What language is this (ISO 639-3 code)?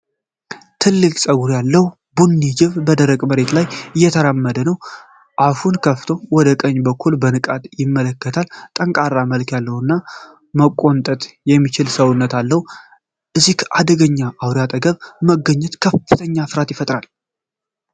amh